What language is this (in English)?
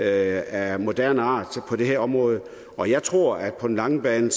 Danish